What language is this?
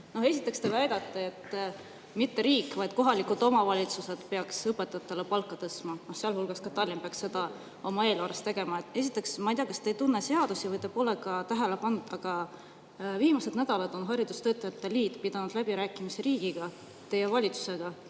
Estonian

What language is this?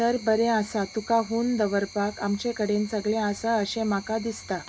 Konkani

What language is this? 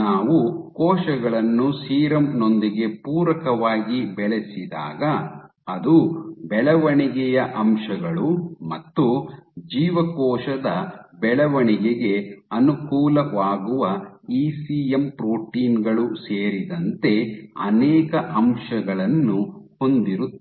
Kannada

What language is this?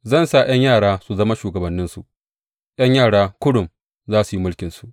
Hausa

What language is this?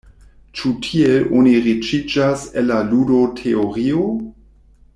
Esperanto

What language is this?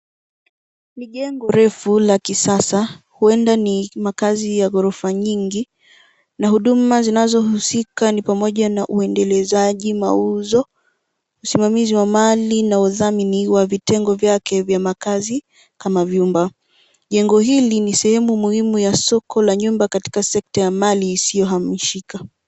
Swahili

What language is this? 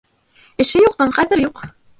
Bashkir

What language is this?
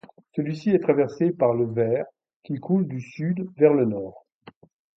French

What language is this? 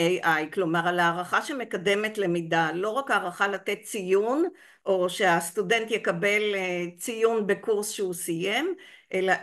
Hebrew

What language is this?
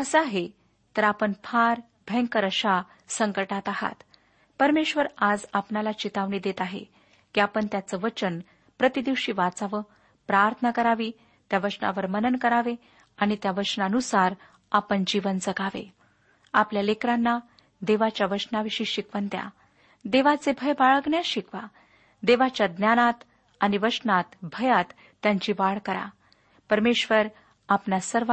Marathi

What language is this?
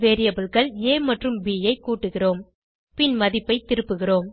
Tamil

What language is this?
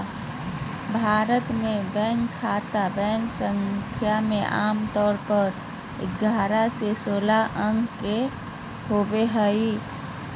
Magahi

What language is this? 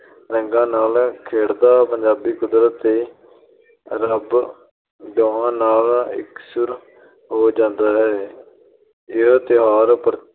Punjabi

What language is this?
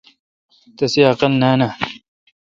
Kalkoti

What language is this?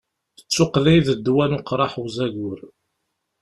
Kabyle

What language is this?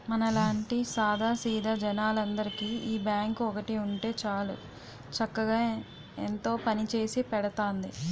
Telugu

